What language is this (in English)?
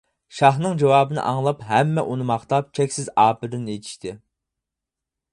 Uyghur